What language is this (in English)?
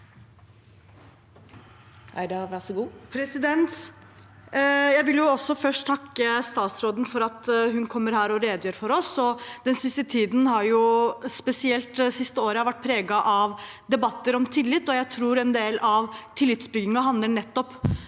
Norwegian